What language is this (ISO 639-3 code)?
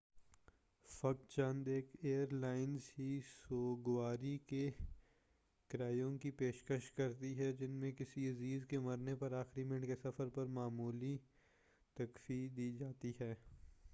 urd